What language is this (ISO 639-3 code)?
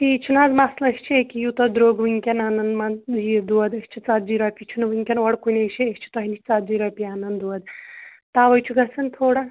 kas